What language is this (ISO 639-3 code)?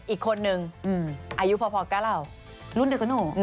tha